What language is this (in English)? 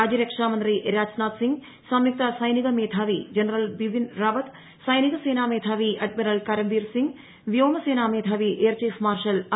Malayalam